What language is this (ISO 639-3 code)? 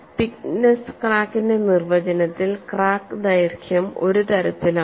mal